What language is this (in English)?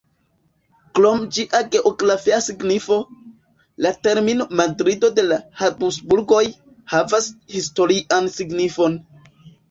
Esperanto